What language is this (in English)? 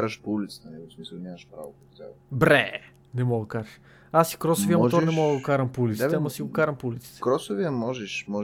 Bulgarian